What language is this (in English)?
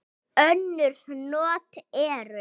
Icelandic